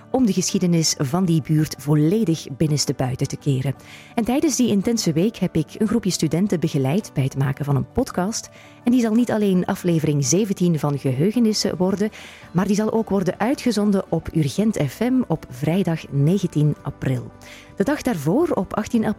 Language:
Dutch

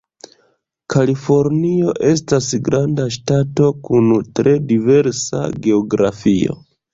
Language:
Esperanto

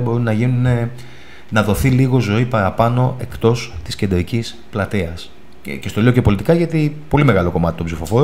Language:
Greek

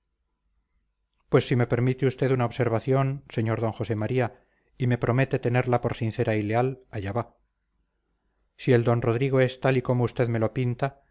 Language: Spanish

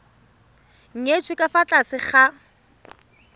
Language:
Tswana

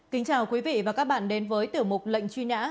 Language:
Vietnamese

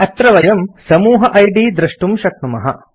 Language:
Sanskrit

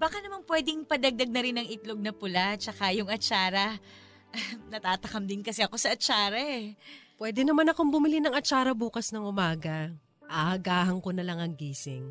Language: Filipino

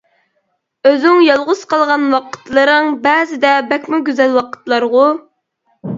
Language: Uyghur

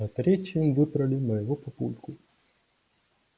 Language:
Russian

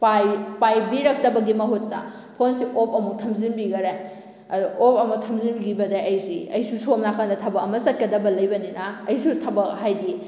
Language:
Manipuri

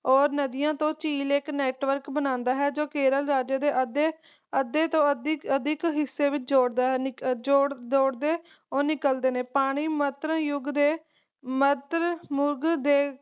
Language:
Punjabi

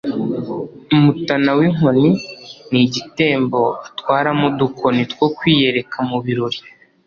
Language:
Kinyarwanda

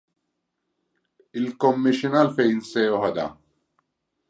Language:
Maltese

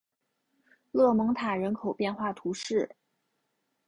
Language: Chinese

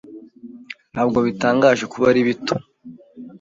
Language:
Kinyarwanda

